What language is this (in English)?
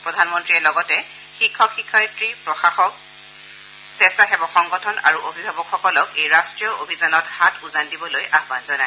Assamese